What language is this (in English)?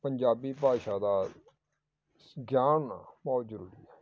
Punjabi